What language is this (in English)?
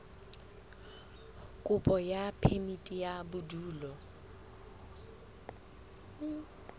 Southern Sotho